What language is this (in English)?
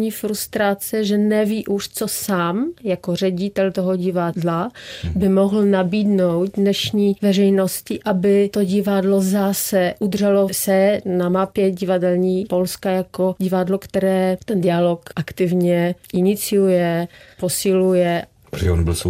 Czech